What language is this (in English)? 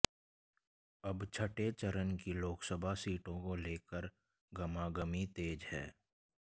Hindi